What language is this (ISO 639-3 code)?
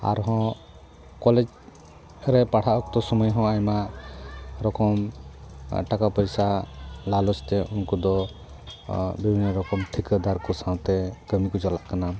sat